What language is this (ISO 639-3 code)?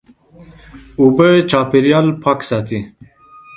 pus